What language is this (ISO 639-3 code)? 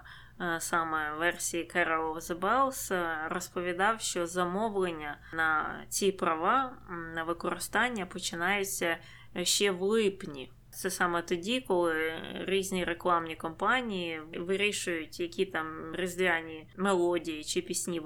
ukr